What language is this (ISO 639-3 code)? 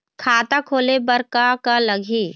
hne